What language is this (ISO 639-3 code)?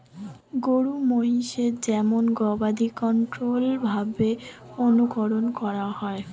ben